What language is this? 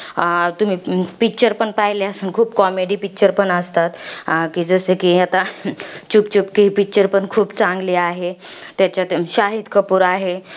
Marathi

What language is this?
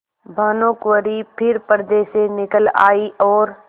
Hindi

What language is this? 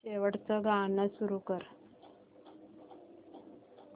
Marathi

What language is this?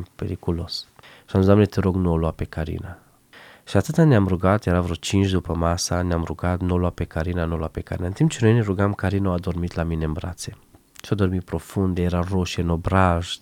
Romanian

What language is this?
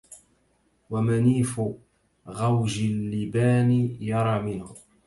Arabic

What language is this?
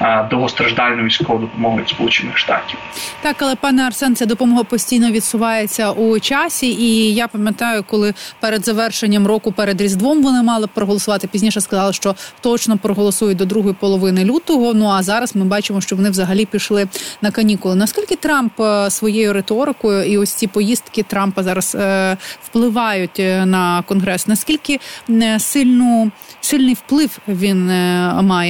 Ukrainian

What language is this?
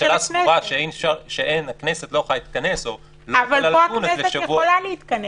Hebrew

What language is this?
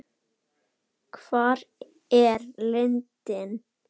Icelandic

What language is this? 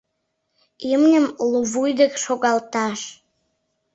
Mari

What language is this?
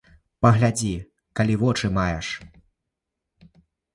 Belarusian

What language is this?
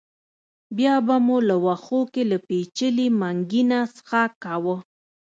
Pashto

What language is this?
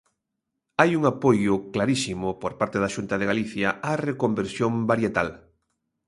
Galician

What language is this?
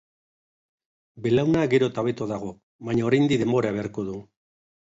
Basque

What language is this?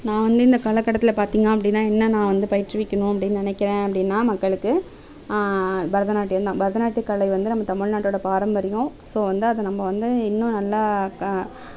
Tamil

